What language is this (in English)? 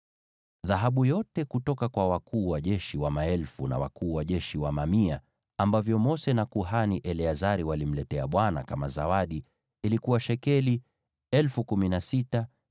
Swahili